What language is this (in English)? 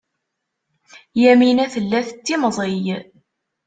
Kabyle